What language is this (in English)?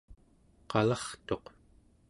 Central Yupik